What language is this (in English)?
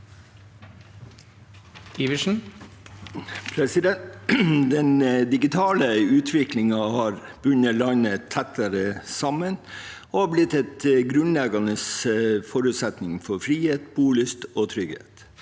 Norwegian